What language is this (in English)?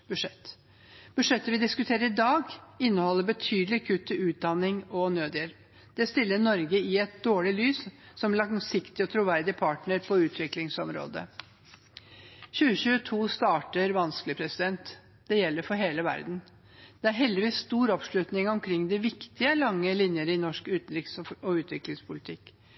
Norwegian Bokmål